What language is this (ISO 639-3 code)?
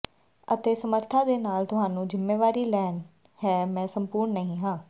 pan